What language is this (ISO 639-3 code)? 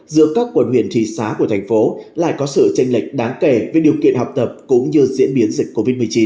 vie